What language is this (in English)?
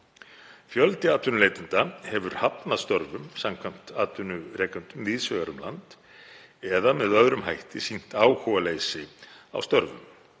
Icelandic